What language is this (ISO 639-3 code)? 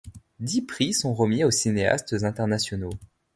fra